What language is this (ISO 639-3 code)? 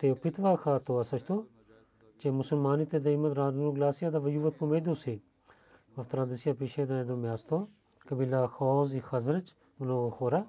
bul